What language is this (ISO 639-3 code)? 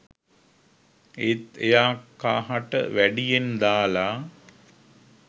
sin